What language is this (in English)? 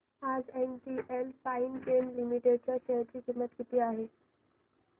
Marathi